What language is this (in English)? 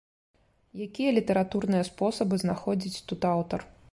Belarusian